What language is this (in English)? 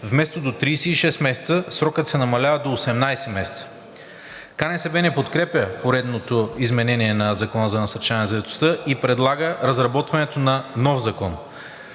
Bulgarian